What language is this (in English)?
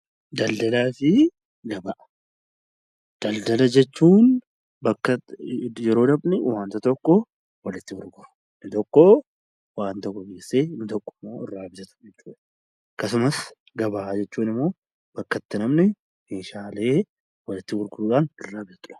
Oromo